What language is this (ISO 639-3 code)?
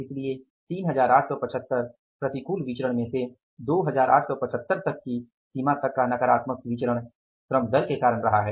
hin